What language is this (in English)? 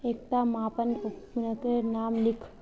Magahi